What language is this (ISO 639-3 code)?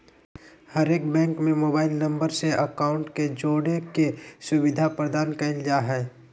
mag